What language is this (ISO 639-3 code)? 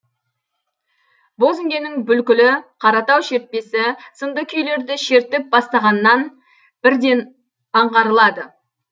kaz